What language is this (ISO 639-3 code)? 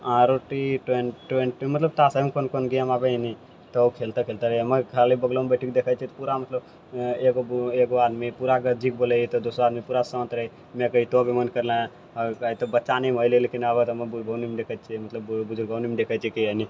mai